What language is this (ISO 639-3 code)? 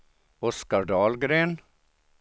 swe